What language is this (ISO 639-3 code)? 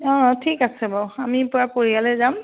asm